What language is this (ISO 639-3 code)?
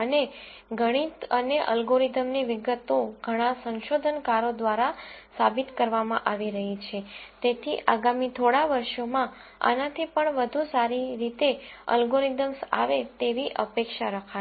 guj